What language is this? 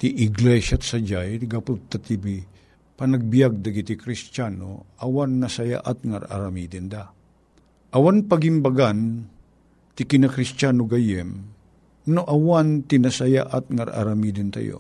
Filipino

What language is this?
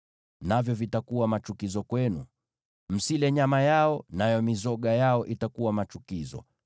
Swahili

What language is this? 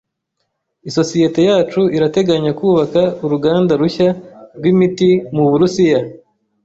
Kinyarwanda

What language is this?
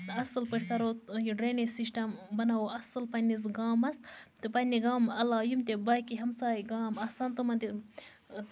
Kashmiri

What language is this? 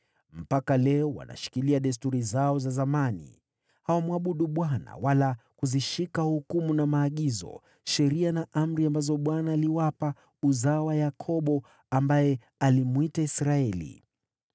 Swahili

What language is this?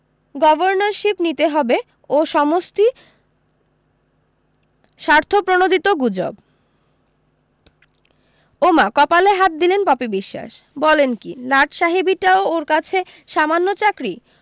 Bangla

